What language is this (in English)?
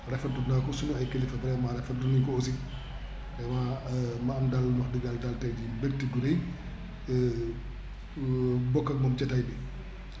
Wolof